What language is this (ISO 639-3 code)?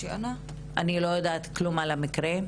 heb